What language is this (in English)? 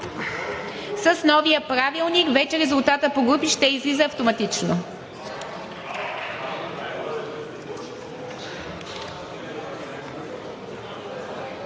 Bulgarian